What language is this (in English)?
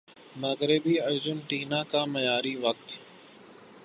Urdu